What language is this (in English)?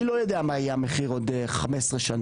Hebrew